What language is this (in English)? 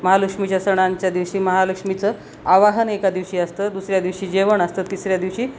Marathi